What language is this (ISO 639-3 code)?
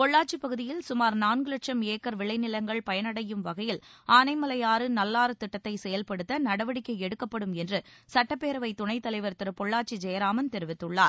tam